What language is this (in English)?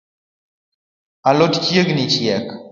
Luo (Kenya and Tanzania)